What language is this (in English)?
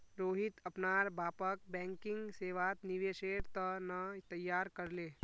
Magahi